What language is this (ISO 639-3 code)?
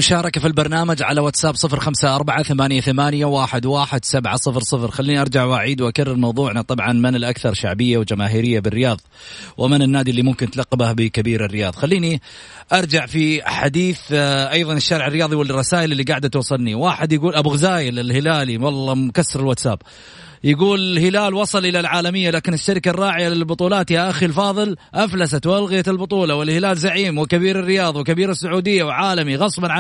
ara